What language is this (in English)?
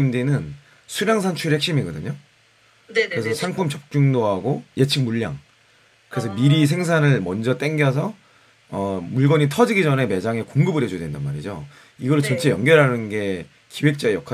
Korean